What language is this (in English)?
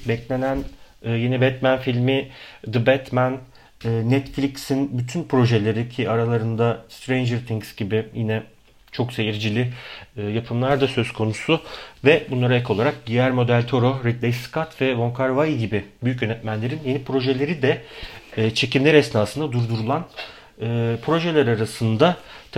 Turkish